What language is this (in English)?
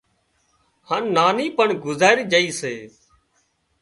Wadiyara Koli